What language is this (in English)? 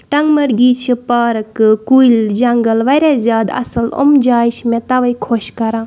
Kashmiri